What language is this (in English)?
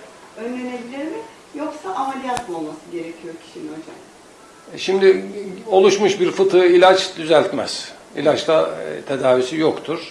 Turkish